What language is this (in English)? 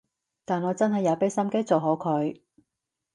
Cantonese